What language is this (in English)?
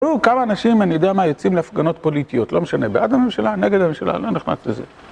Hebrew